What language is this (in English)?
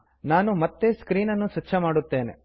Kannada